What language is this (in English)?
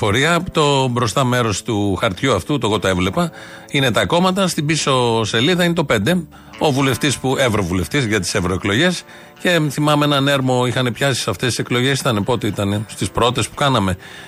Greek